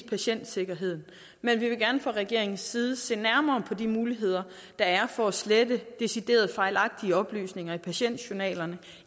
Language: Danish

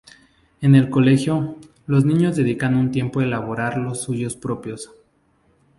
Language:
Spanish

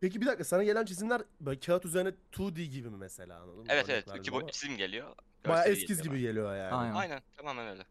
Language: Turkish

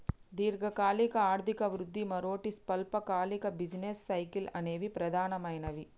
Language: Telugu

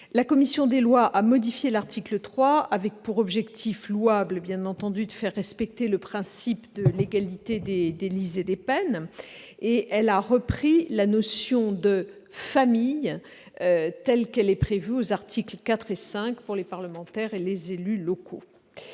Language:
French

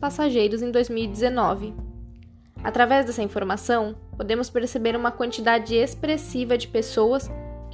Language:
Portuguese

